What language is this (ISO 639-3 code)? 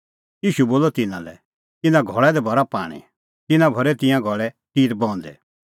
kfx